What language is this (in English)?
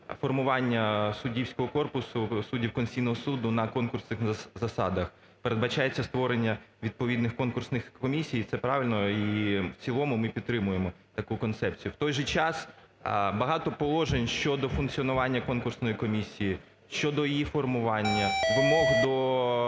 Ukrainian